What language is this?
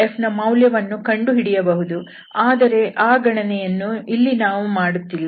Kannada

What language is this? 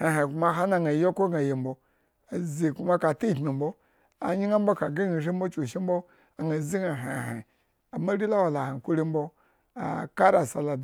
Eggon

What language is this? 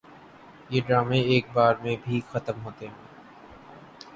Urdu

